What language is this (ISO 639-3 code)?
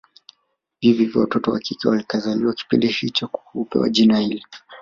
swa